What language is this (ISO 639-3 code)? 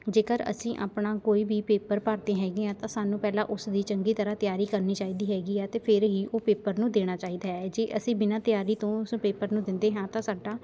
pan